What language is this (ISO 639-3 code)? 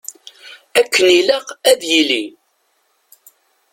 kab